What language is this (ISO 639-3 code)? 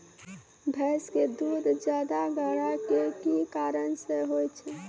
mai